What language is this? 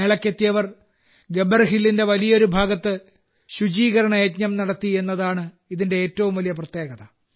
Malayalam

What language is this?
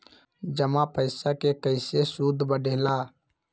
Magahi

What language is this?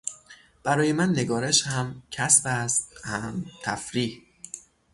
Persian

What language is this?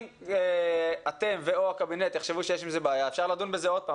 Hebrew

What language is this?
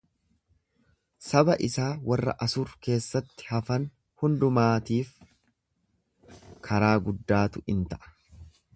Oromo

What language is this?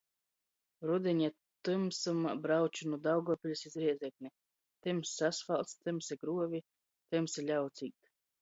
Latgalian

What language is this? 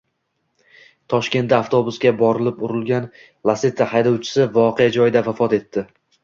Uzbek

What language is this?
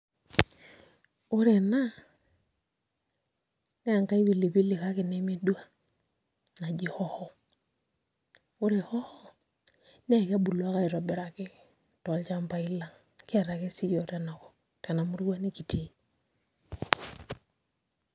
Masai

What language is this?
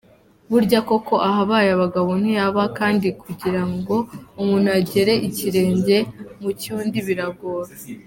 Kinyarwanda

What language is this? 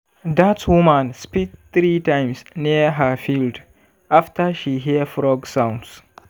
Nigerian Pidgin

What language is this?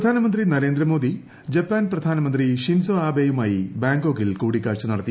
Malayalam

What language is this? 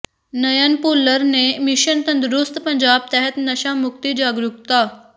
Punjabi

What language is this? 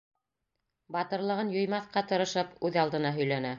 Bashkir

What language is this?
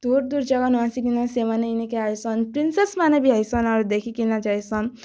Odia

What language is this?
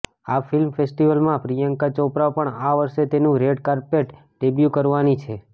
Gujarati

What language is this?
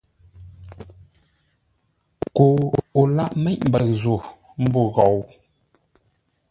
Ngombale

